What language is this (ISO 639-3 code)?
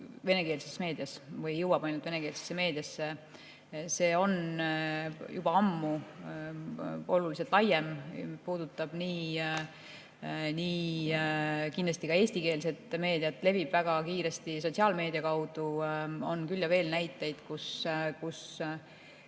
est